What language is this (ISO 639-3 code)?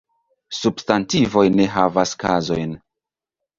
epo